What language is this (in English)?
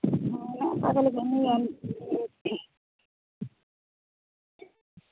Santali